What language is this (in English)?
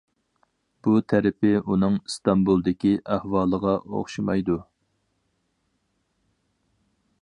Uyghur